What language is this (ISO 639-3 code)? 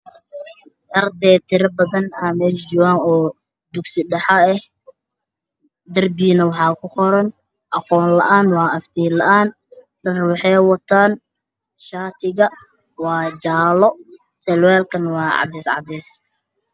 som